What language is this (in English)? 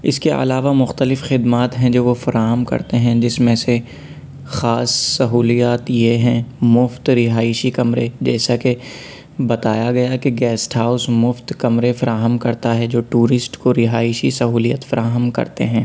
Urdu